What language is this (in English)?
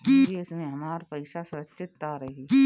Bhojpuri